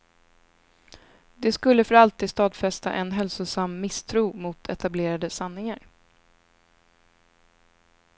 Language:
Swedish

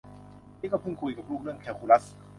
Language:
Thai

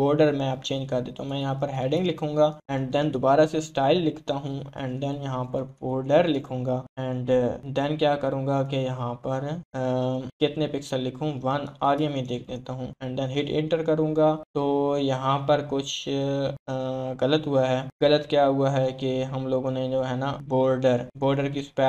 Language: Hindi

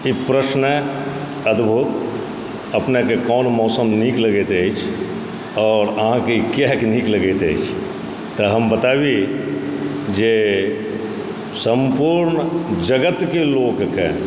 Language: Maithili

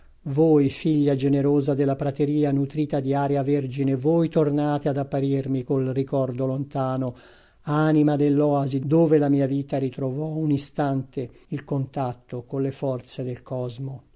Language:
Italian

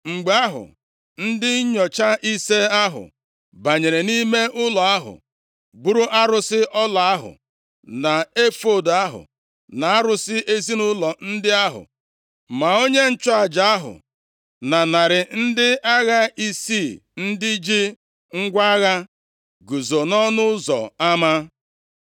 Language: Igbo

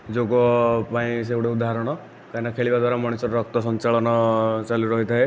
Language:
Odia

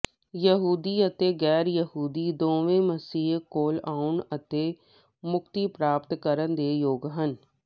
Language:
Punjabi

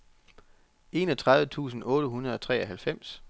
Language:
Danish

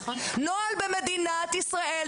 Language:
Hebrew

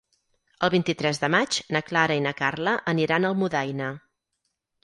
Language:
Catalan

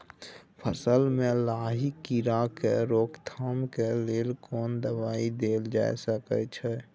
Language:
Maithili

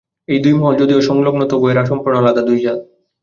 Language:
Bangla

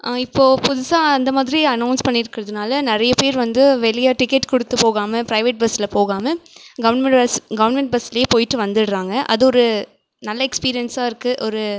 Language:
Tamil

